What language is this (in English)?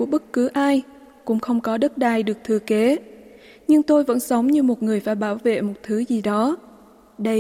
Vietnamese